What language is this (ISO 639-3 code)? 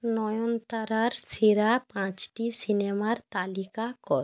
ben